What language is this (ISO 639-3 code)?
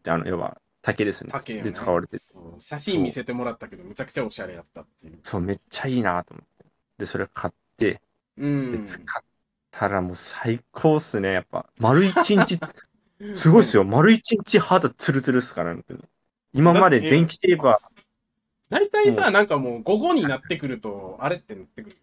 jpn